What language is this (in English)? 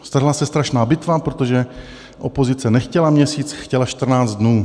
Czech